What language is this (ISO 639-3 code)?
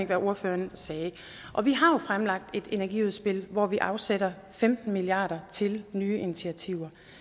dan